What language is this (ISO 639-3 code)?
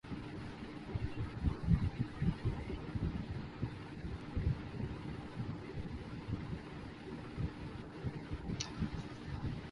urd